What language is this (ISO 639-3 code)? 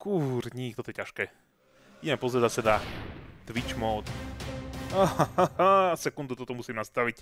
slk